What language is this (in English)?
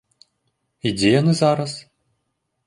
Belarusian